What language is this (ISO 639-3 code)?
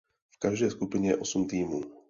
ces